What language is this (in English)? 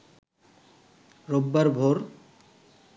Bangla